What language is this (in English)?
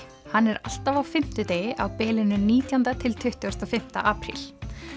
Icelandic